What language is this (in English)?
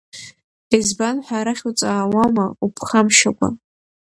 Abkhazian